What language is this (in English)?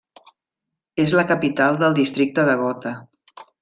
Catalan